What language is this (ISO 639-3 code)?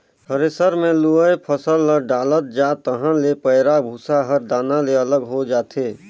hne